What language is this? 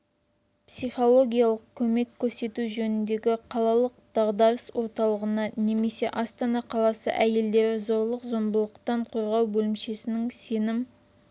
Kazakh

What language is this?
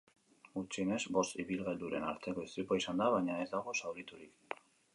Basque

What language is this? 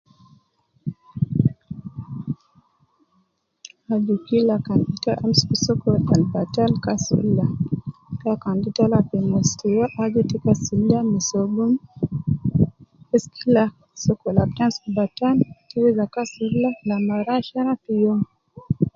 Nubi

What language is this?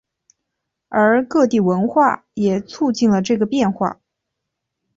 Chinese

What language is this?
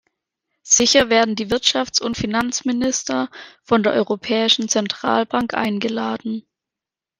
German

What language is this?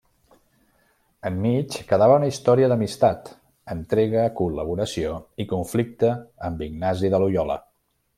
Catalan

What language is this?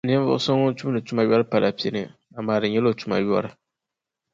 Dagbani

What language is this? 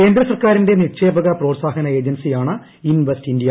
Malayalam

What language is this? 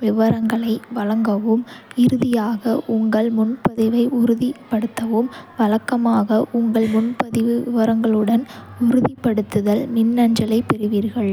Kota (India)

